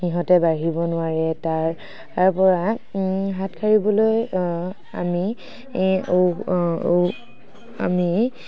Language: Assamese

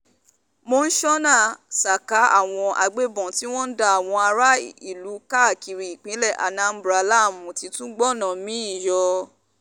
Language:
Yoruba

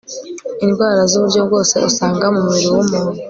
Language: Kinyarwanda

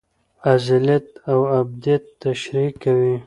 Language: Pashto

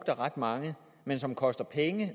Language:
Danish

